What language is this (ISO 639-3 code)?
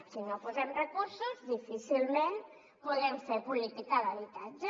cat